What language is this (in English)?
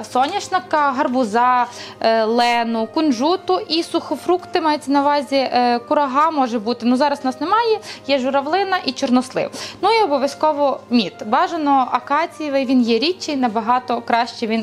Ukrainian